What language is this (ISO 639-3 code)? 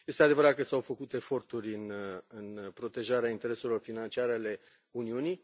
ron